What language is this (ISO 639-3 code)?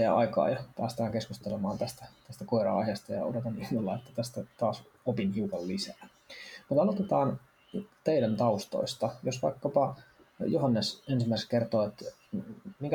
fin